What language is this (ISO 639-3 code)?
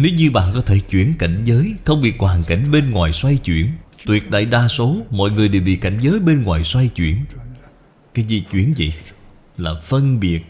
vie